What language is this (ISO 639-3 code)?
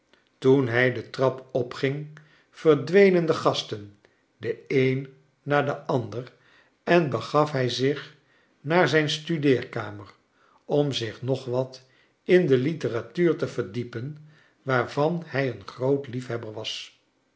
nld